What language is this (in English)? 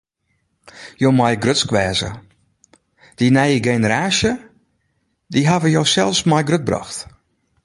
Western Frisian